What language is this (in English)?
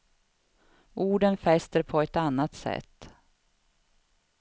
Swedish